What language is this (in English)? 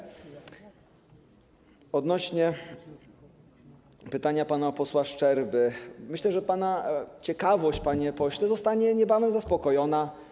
Polish